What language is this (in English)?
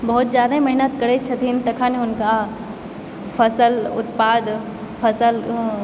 Maithili